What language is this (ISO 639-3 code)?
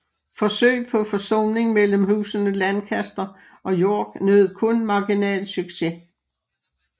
dan